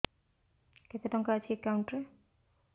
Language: Odia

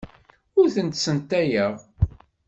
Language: Kabyle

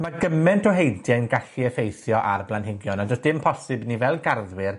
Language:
Welsh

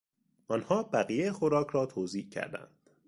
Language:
Persian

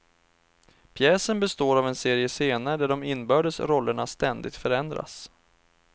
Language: Swedish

